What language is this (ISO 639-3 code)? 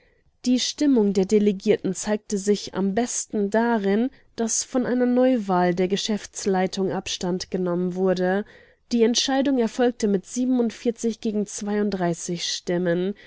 deu